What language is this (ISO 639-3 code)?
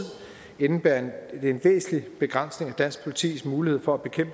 dan